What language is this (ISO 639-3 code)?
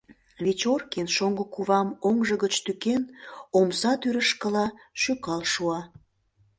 chm